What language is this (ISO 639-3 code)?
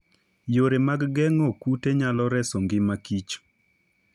luo